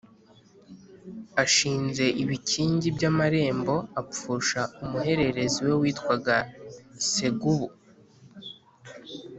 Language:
Kinyarwanda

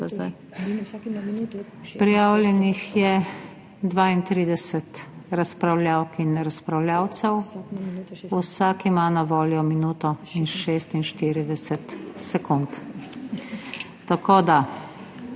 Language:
Slovenian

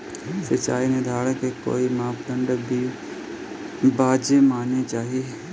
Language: Bhojpuri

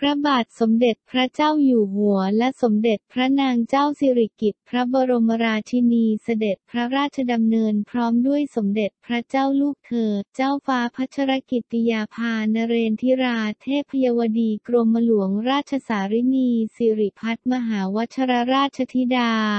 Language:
Thai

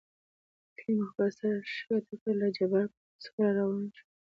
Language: Pashto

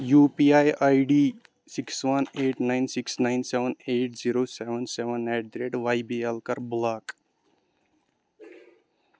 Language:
Kashmiri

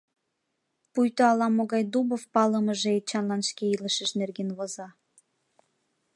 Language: Mari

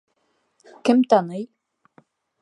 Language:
Bashkir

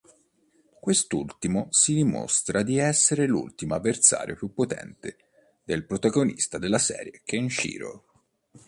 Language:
Italian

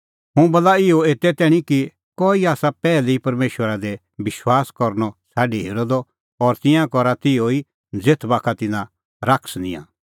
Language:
Kullu Pahari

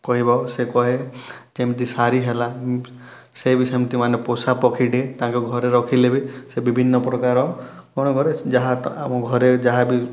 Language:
Odia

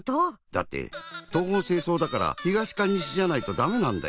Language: Japanese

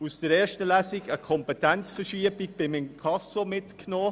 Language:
Swiss German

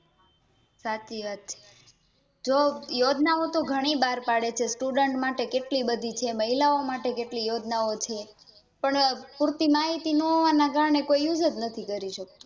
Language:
Gujarati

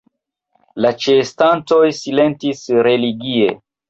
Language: Esperanto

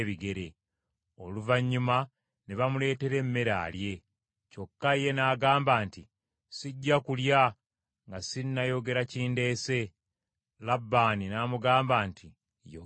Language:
Ganda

